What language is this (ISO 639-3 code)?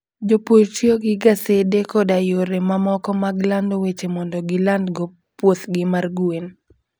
luo